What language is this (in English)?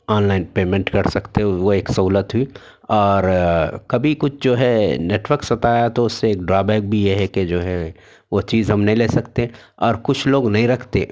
Urdu